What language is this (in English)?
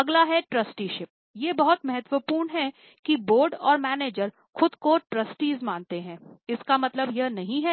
Hindi